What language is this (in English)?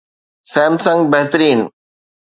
Sindhi